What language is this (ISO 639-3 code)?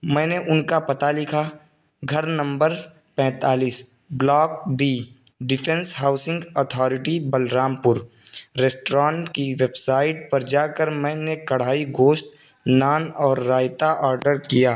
urd